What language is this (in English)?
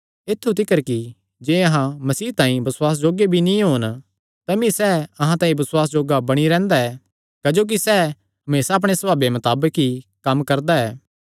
Kangri